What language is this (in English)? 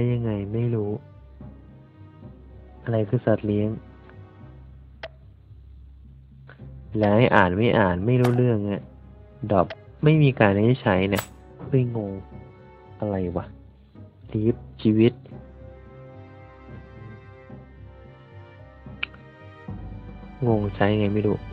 Thai